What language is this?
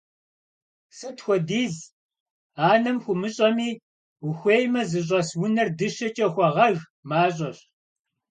Kabardian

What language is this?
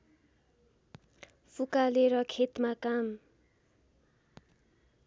Nepali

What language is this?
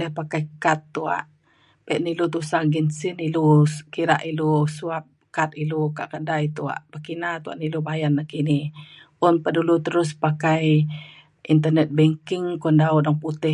Mainstream Kenyah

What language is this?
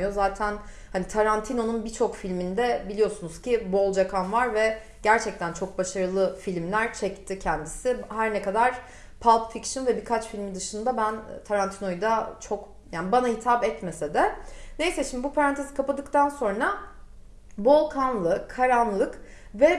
Turkish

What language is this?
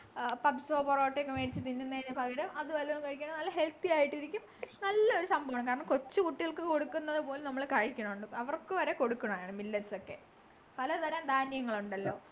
Malayalam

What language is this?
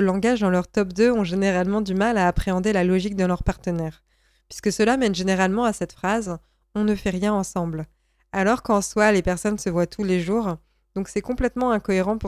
French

